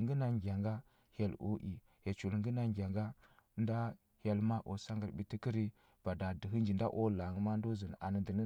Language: Huba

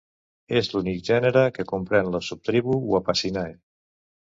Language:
Catalan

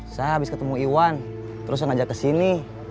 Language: Indonesian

